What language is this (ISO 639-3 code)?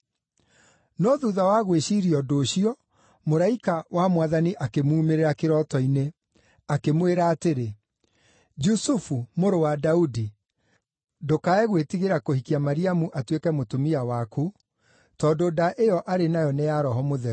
kik